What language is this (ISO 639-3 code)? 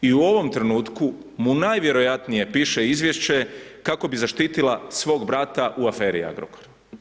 hrv